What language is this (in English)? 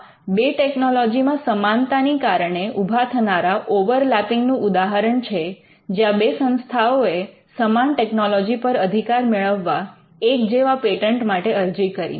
Gujarati